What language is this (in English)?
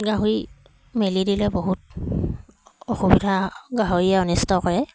Assamese